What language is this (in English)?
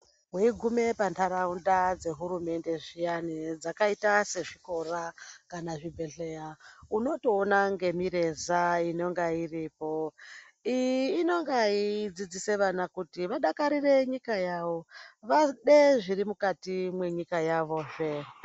Ndau